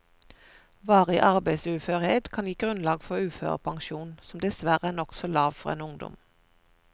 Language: Norwegian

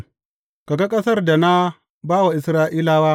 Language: Hausa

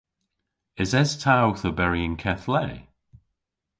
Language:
Cornish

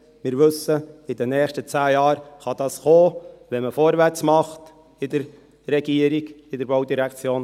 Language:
Swiss German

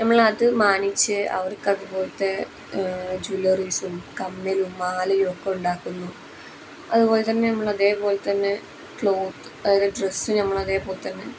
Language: Malayalam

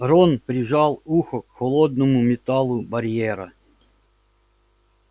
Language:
Russian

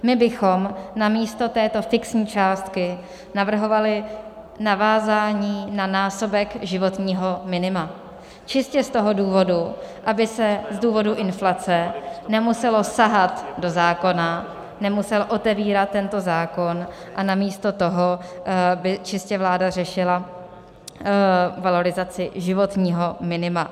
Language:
Czech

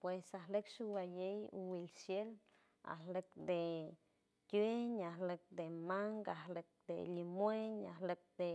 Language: San Francisco Del Mar Huave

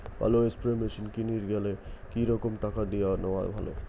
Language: Bangla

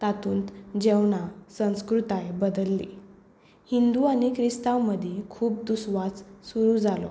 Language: Konkani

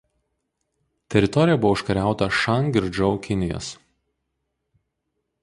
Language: Lithuanian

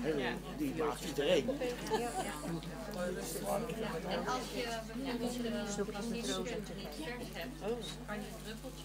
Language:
Dutch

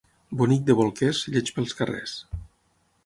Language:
Catalan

